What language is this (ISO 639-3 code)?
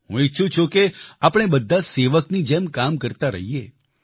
guj